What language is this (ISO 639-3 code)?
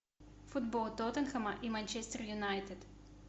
rus